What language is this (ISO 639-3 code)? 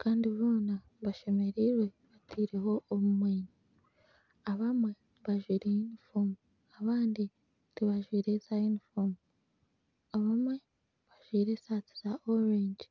nyn